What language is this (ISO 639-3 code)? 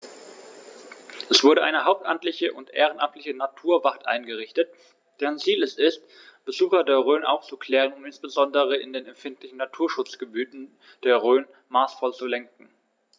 deu